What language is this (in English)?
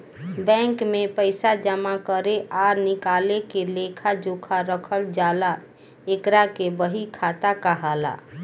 Bhojpuri